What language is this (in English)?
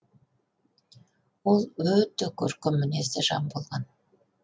Kazakh